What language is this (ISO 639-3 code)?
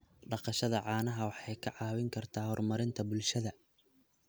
som